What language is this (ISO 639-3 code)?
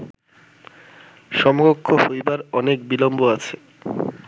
ben